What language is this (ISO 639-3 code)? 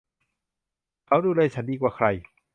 tha